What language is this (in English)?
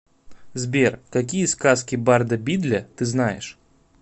Russian